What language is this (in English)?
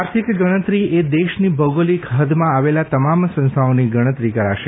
Gujarati